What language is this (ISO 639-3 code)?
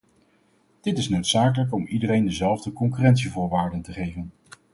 nld